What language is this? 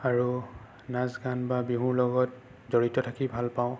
Assamese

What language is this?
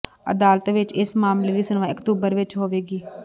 Punjabi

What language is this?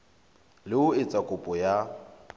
Southern Sotho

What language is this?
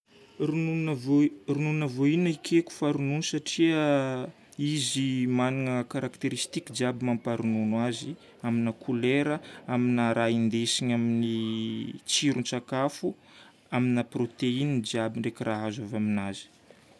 Northern Betsimisaraka Malagasy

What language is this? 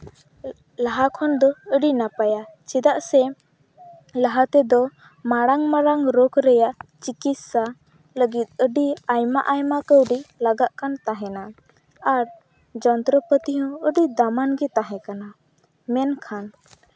Santali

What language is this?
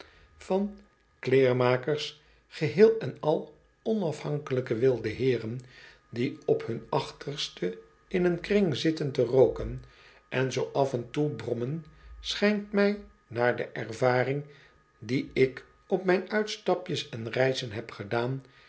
Dutch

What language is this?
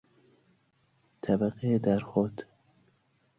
Persian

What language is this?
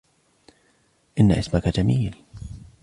Arabic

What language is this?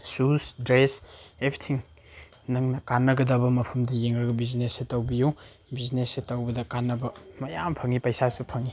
Manipuri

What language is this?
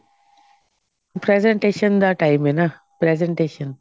Punjabi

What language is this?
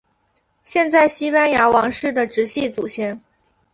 Chinese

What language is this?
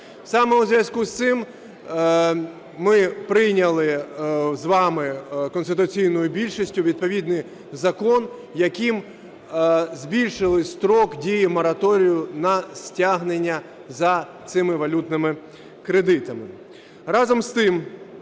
Ukrainian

